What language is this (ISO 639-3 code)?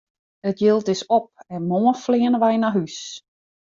fry